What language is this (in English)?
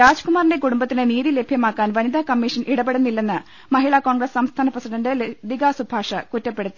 Malayalam